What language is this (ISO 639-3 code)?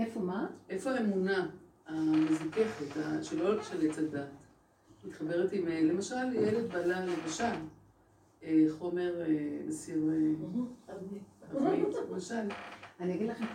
heb